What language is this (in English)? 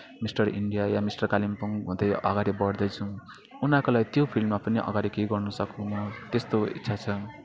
Nepali